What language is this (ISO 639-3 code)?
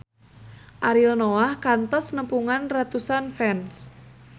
sun